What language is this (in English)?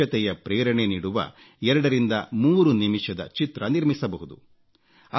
Kannada